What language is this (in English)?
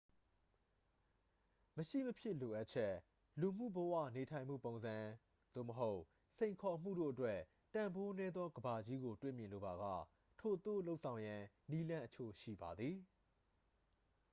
Burmese